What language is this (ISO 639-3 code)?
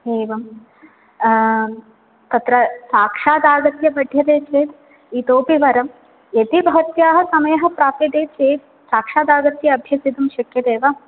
san